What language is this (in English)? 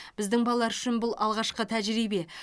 Kazakh